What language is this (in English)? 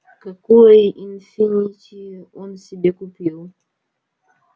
Russian